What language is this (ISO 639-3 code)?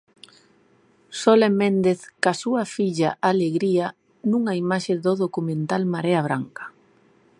glg